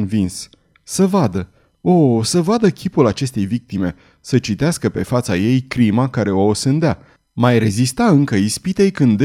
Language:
Romanian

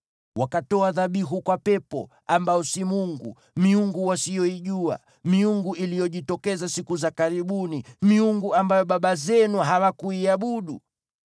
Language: Swahili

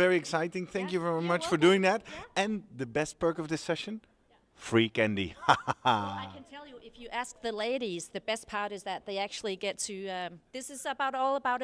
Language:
English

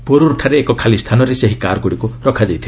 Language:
Odia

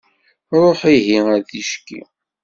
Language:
Kabyle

